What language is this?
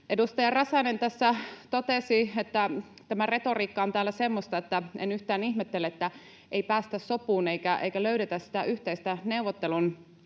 Finnish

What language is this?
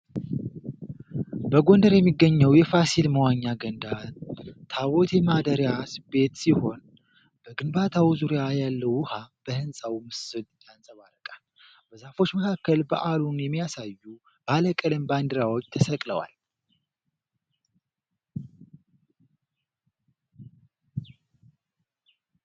Amharic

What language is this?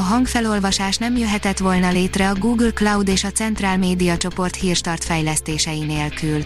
Hungarian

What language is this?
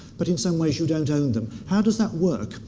English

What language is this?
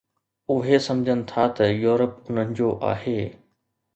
Sindhi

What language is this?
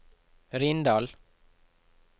Norwegian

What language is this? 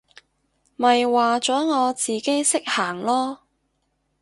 Cantonese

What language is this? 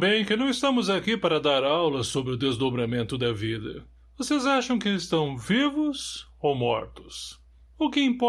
Portuguese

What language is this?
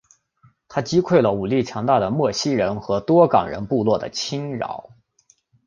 Chinese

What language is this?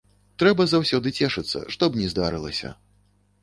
Belarusian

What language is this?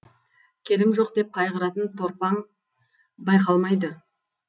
Kazakh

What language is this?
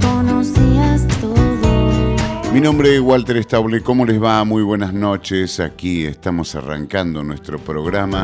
Spanish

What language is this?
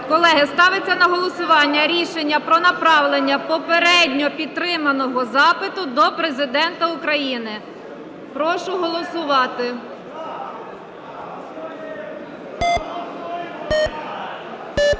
Ukrainian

